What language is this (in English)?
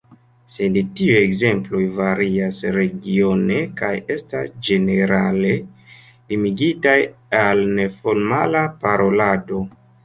Esperanto